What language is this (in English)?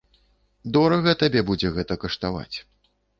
Belarusian